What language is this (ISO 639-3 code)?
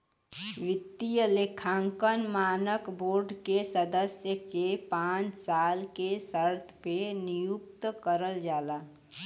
bho